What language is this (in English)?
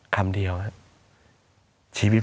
Thai